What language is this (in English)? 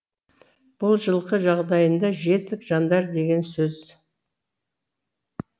Kazakh